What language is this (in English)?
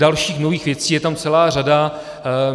Czech